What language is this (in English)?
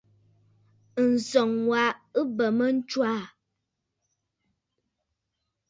Bafut